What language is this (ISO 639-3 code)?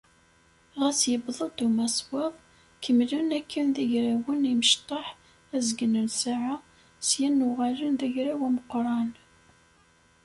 kab